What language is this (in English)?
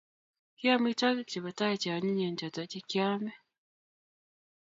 Kalenjin